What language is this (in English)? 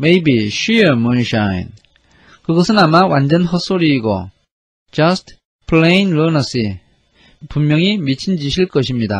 Korean